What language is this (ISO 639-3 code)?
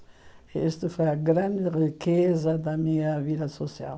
por